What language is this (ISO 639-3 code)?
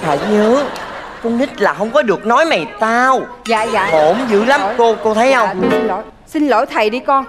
vie